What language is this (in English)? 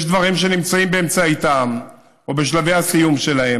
Hebrew